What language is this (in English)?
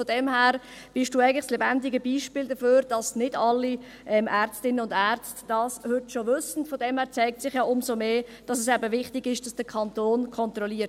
Swiss German